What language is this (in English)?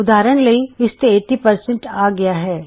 Punjabi